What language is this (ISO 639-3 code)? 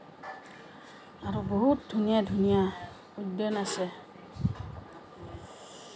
asm